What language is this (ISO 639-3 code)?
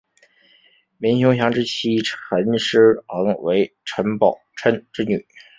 zho